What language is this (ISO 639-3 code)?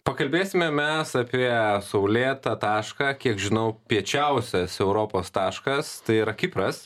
lit